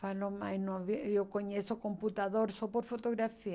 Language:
Portuguese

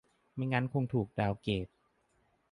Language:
Thai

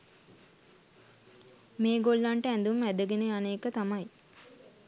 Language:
Sinhala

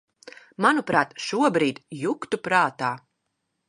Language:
Latvian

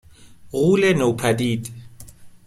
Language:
Persian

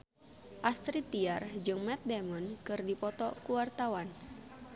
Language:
Sundanese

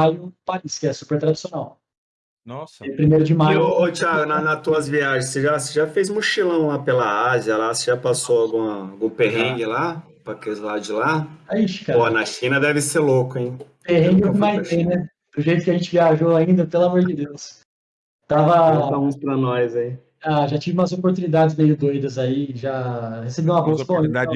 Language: Portuguese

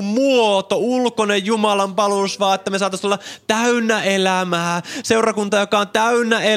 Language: Finnish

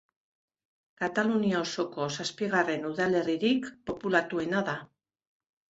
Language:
Basque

